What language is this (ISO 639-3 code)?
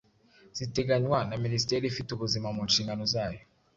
kin